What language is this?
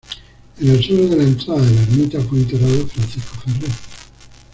Spanish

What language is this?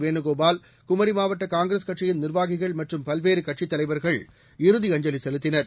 Tamil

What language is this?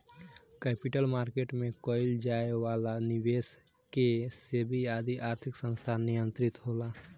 Bhojpuri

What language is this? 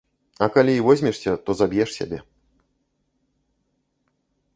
Belarusian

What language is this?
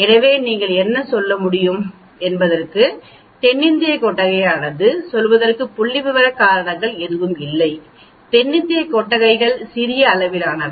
Tamil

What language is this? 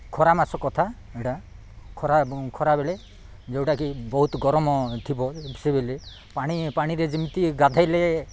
Odia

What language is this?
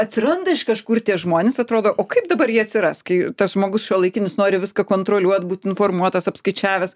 Lithuanian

